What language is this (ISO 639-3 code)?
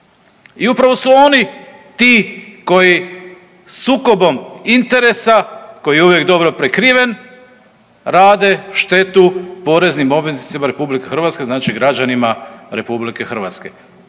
hrv